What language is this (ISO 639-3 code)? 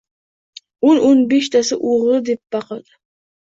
uzb